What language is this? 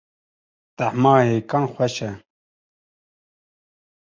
Kurdish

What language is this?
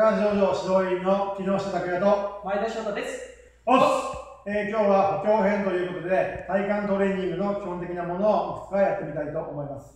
Japanese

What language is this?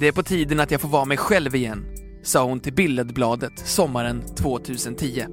Swedish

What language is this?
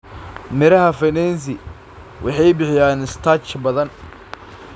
Somali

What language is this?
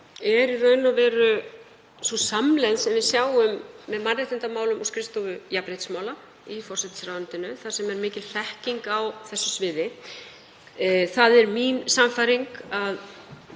Icelandic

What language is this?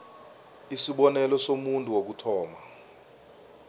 South Ndebele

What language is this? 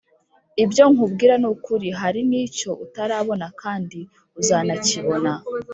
Kinyarwanda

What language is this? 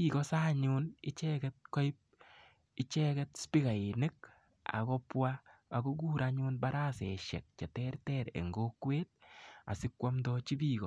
Kalenjin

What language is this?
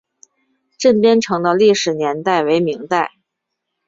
Chinese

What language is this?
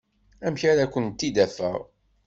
Kabyle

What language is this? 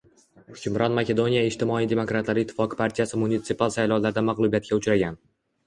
Uzbek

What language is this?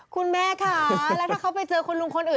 Thai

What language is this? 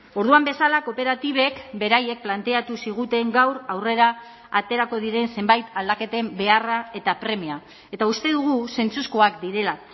Basque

